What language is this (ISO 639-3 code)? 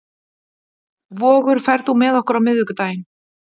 isl